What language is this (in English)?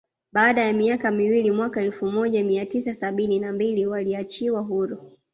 Swahili